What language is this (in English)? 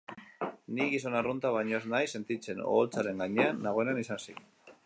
Basque